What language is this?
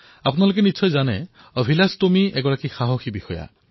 Assamese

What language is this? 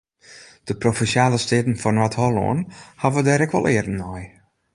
Western Frisian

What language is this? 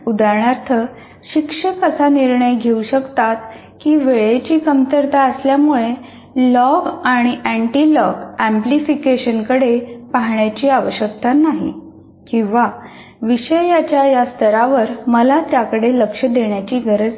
Marathi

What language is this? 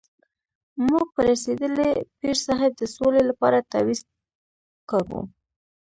Pashto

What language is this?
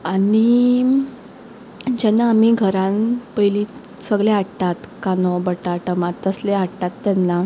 Konkani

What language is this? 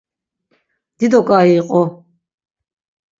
Laz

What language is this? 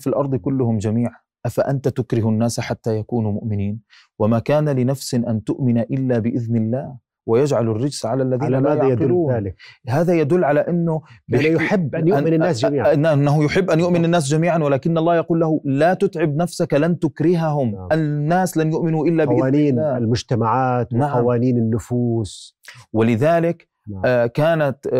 Arabic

